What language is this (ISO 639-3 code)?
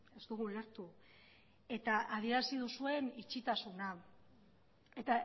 eus